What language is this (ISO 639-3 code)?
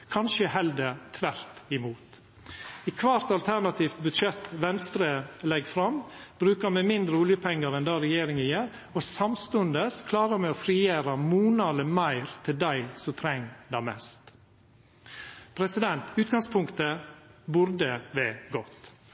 nno